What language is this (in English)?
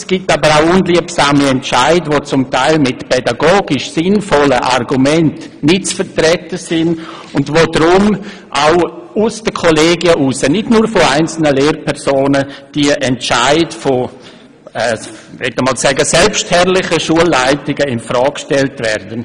Swiss German